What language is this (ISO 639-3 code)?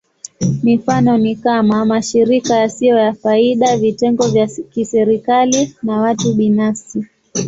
swa